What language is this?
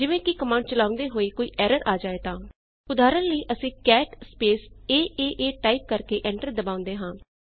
Punjabi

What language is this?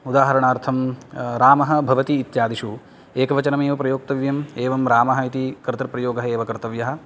Sanskrit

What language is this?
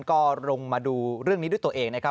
Thai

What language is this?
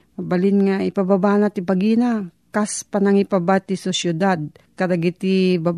Filipino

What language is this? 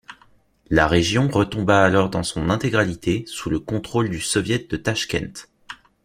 French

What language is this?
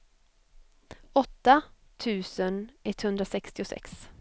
Swedish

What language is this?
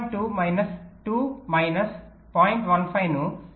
Telugu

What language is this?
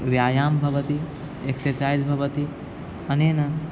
Sanskrit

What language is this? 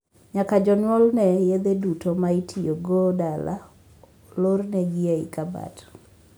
Luo (Kenya and Tanzania)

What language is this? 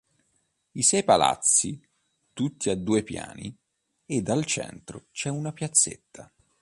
Italian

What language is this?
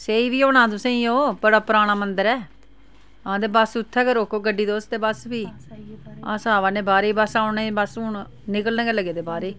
Dogri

